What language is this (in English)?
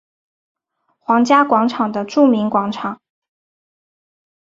Chinese